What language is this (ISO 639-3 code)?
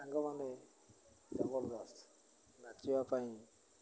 ori